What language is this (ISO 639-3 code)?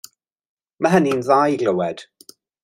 cym